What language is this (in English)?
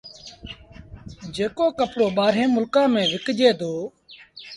Sindhi Bhil